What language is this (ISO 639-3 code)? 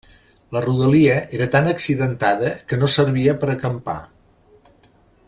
cat